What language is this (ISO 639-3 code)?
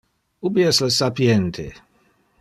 ina